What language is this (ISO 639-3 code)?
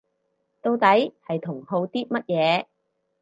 yue